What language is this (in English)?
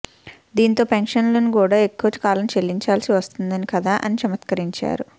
Telugu